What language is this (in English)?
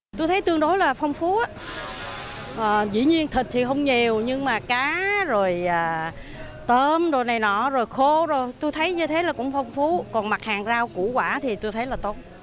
Vietnamese